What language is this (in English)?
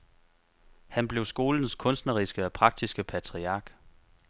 Danish